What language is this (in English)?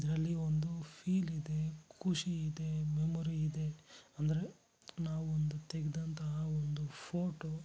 Kannada